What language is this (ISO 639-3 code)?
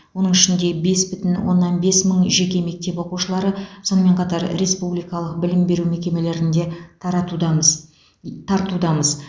kaz